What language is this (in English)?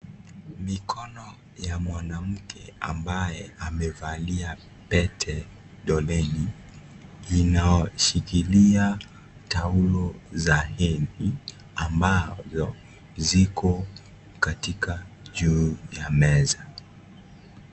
Swahili